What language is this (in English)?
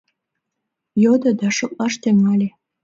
Mari